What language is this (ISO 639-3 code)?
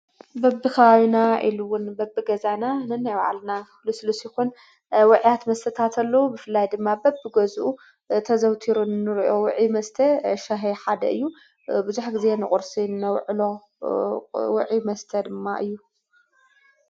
tir